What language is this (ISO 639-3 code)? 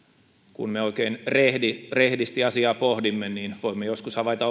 fin